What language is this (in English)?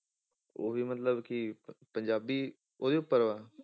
Punjabi